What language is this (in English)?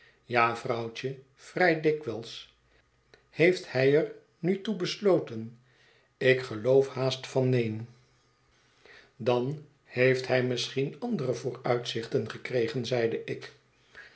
Dutch